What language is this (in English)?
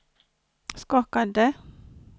Swedish